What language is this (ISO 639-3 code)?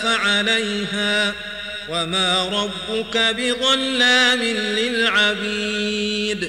ara